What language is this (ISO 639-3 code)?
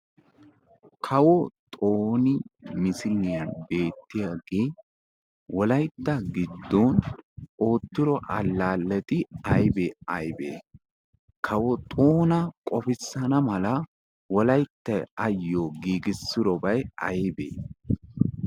wal